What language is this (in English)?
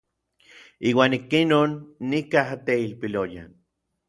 Orizaba Nahuatl